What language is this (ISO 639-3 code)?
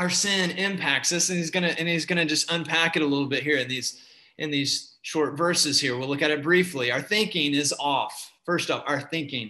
eng